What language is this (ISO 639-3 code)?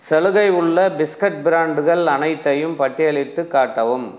tam